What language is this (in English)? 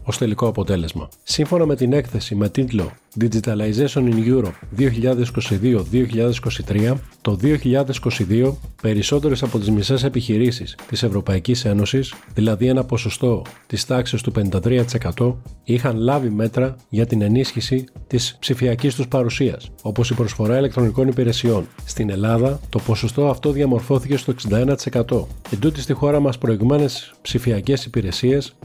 Greek